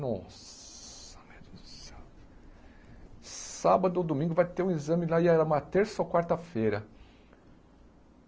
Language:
Portuguese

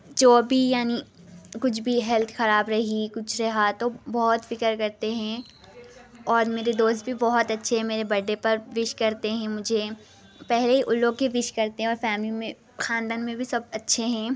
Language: Urdu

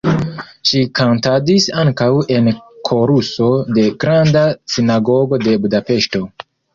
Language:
Esperanto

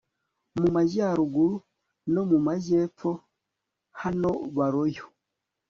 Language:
Kinyarwanda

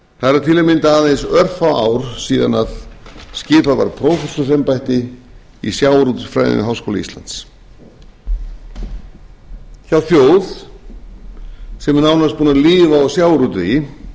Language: Icelandic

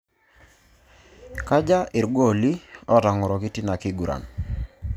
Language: Masai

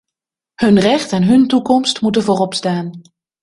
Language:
Dutch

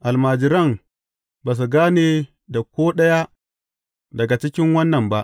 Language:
Hausa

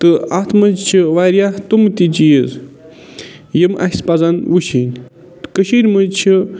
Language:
Kashmiri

